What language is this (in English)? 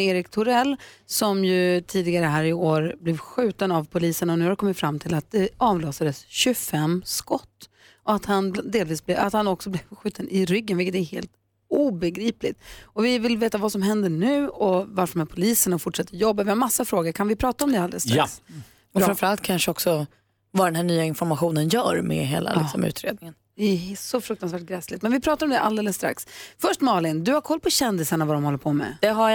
Swedish